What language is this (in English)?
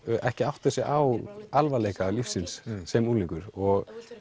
Icelandic